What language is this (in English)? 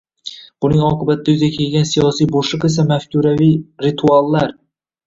Uzbek